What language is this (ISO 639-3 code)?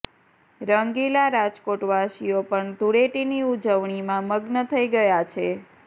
guj